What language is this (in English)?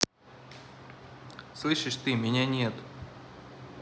Russian